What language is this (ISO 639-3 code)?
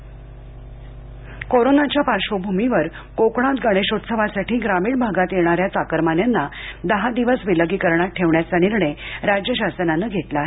mar